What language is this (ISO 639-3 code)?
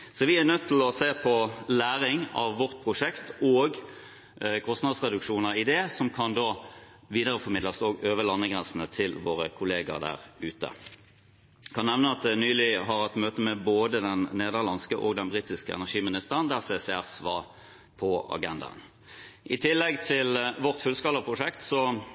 nob